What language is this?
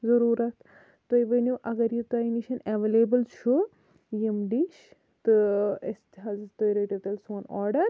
Kashmiri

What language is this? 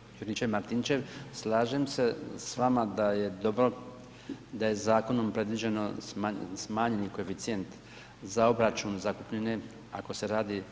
Croatian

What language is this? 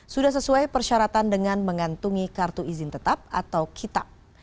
Indonesian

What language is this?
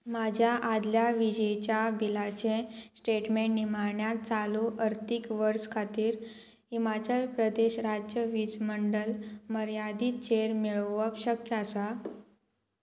Konkani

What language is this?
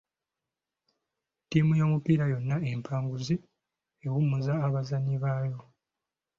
Ganda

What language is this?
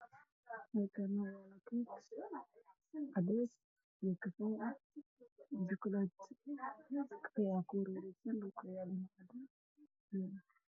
Somali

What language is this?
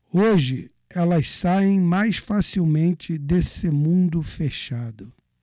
Portuguese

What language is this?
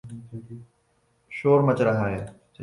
Urdu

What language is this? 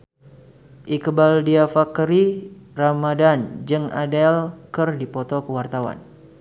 Sundanese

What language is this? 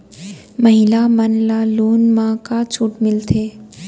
Chhattisgarhi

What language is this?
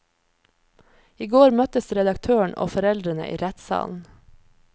Norwegian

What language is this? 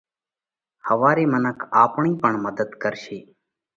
Parkari Koli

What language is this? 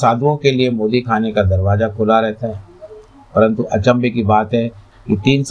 Hindi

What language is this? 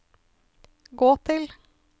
Norwegian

